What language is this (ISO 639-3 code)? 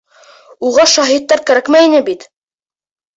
bak